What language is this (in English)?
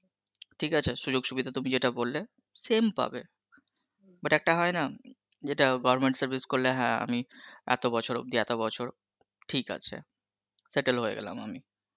Bangla